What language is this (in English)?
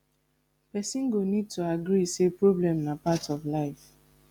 Nigerian Pidgin